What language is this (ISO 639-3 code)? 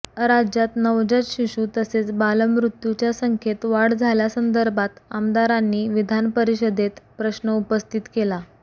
mar